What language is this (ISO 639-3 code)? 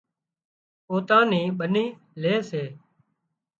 kxp